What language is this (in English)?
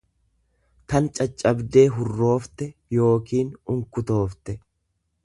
Oromo